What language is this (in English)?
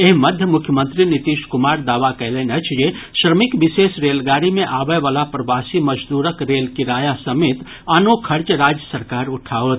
Maithili